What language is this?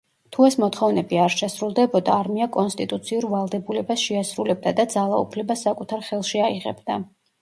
Georgian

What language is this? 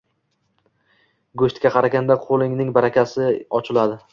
Uzbek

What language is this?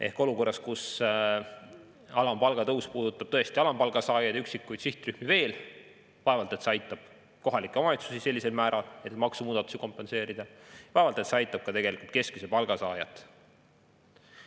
Estonian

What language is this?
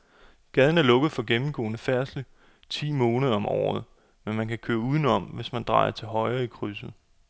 Danish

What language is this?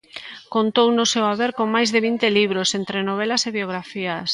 Galician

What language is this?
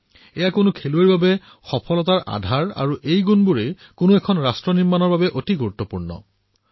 Assamese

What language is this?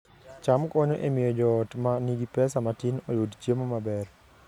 Luo (Kenya and Tanzania)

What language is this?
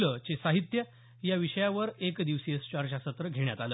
Marathi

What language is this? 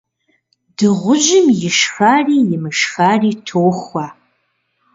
Kabardian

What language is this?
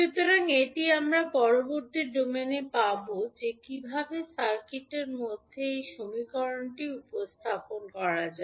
Bangla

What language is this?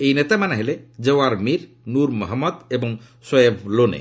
Odia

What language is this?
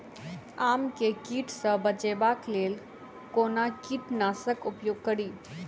Maithili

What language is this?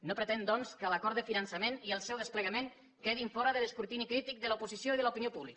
Catalan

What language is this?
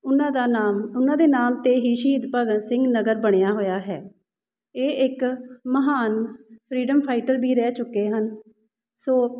Punjabi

